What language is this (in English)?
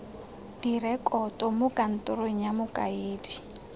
Tswana